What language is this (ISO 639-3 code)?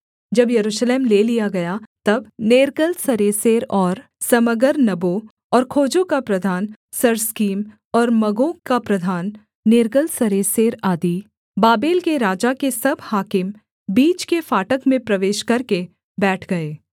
hin